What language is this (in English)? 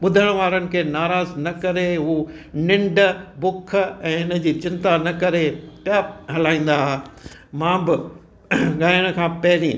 Sindhi